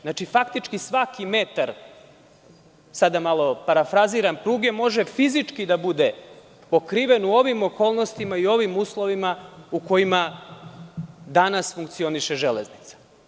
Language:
Serbian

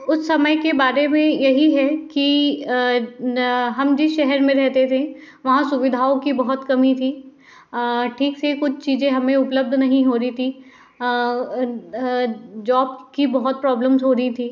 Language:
Hindi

